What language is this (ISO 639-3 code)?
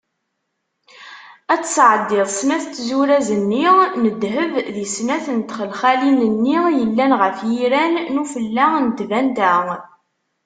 kab